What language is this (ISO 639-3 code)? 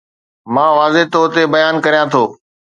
snd